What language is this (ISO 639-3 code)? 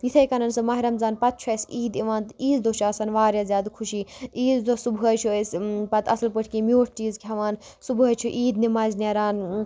kas